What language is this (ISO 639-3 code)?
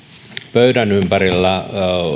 fin